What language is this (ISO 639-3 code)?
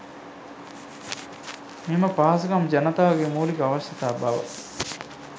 sin